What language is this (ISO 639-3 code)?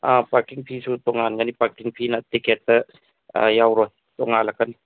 mni